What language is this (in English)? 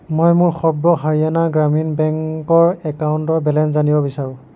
Assamese